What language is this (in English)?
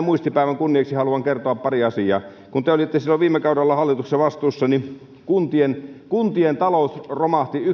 Finnish